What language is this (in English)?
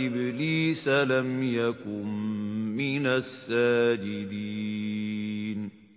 Arabic